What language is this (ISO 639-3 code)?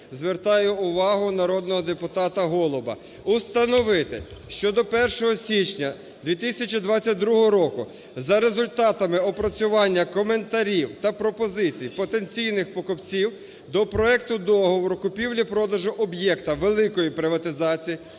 ukr